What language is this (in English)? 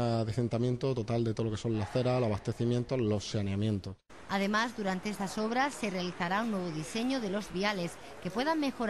Spanish